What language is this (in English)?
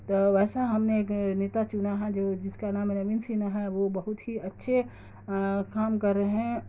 Urdu